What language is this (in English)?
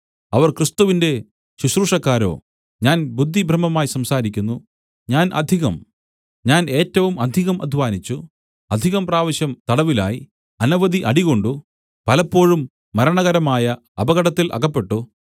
Malayalam